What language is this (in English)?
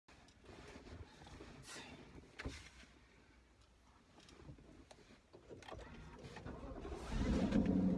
Japanese